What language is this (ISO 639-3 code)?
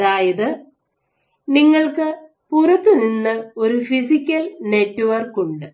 mal